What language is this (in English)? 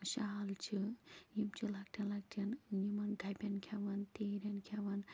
Kashmiri